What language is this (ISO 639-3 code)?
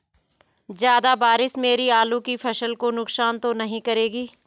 hin